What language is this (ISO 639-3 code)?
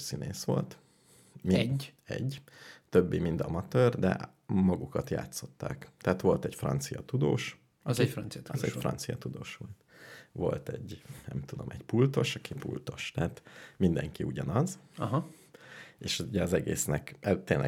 hun